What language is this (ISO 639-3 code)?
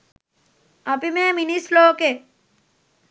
sin